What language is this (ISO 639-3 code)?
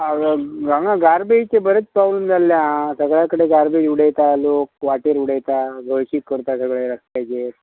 kok